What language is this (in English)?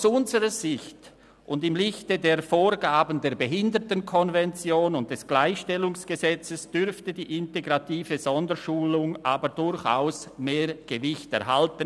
Swiss German